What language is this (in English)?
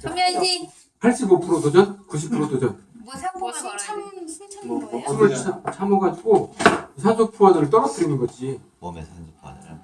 Korean